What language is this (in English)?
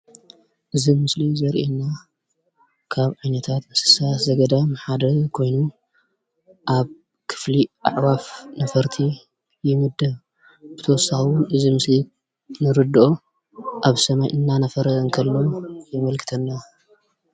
Tigrinya